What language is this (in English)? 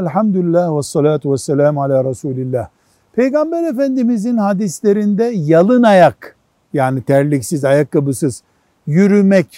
Turkish